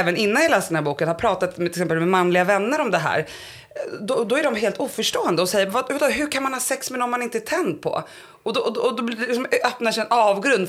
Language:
Swedish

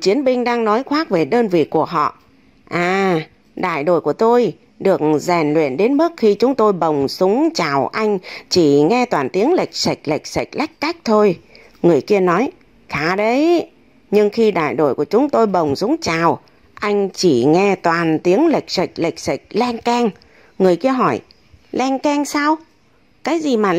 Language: Vietnamese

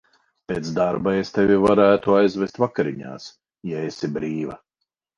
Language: Latvian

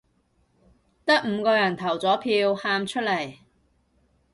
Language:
Cantonese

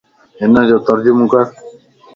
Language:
Lasi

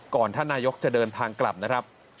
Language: Thai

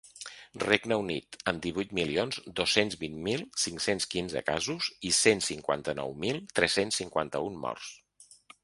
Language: Catalan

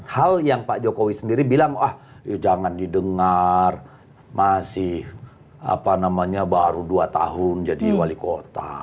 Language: Indonesian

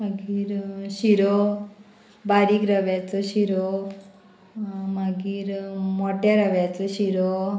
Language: Konkani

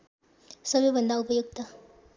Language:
Nepali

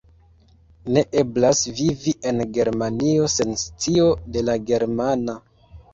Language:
Esperanto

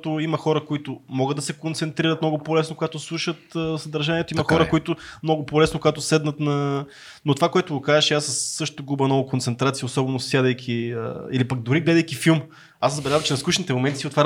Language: Bulgarian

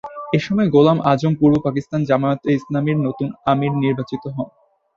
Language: Bangla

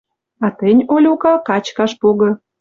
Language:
Western Mari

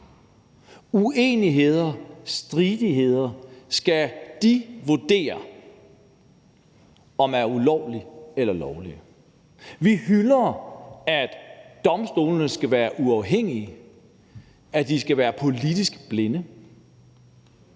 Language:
Danish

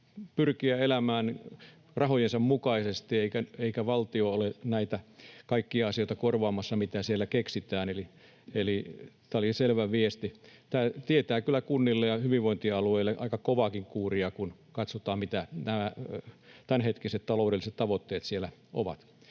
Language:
Finnish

